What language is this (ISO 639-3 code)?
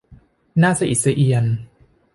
tha